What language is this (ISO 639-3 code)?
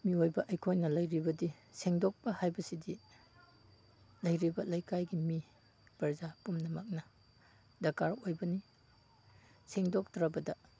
mni